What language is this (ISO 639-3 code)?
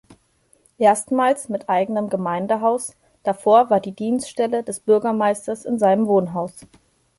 deu